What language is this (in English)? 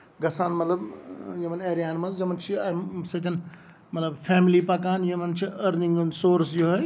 Kashmiri